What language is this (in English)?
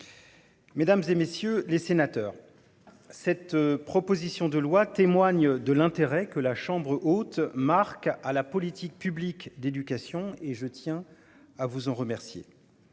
French